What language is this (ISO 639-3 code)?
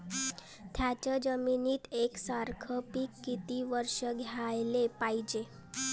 mar